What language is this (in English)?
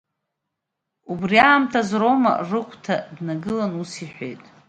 Abkhazian